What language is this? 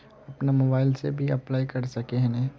Magahi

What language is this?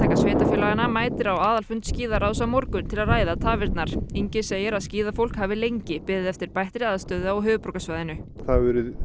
Icelandic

